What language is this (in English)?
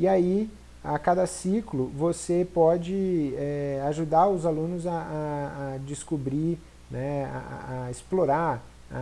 Portuguese